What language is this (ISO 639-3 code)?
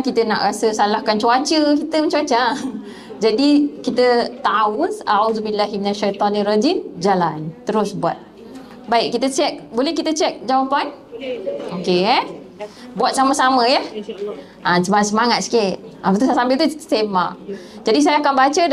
msa